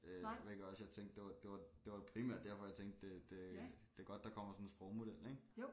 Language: Danish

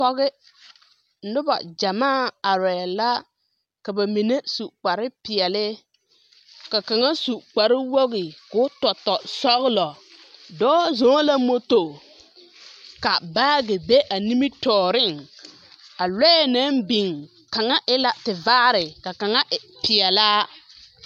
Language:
Southern Dagaare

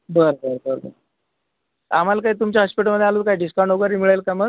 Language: Marathi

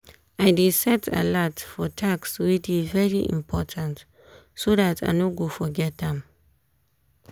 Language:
Nigerian Pidgin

